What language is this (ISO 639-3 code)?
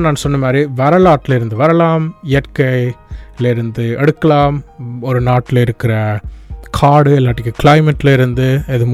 tam